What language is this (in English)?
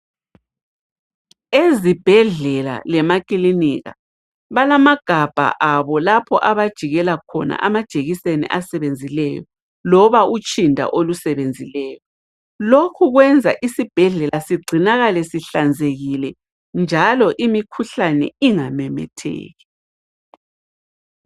North Ndebele